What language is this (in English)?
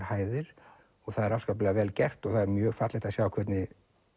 Icelandic